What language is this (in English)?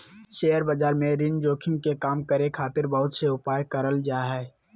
Magahi